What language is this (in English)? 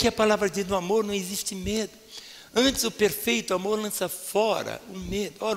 Portuguese